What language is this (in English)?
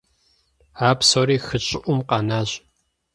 Kabardian